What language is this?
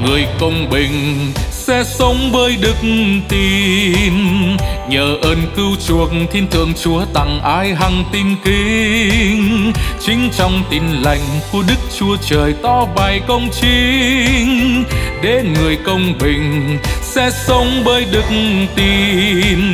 Vietnamese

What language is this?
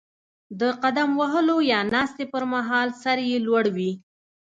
Pashto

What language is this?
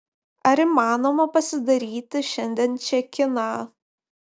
Lithuanian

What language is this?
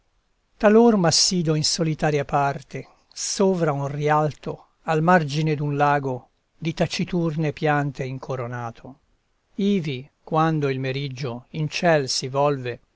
Italian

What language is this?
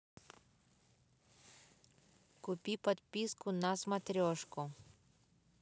Russian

